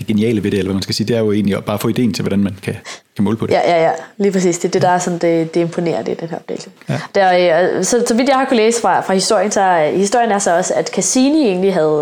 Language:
Danish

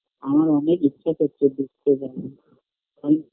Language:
Bangla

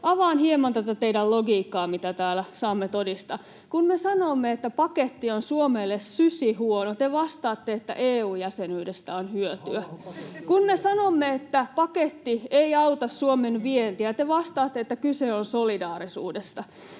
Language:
Finnish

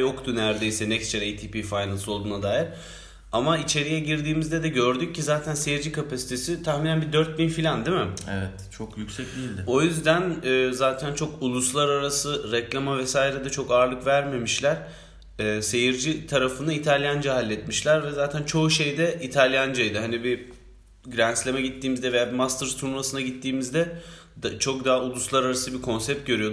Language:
Turkish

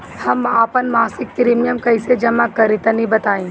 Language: Bhojpuri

